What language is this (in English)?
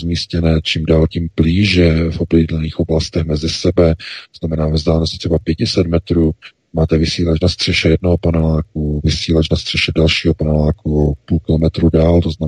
Czech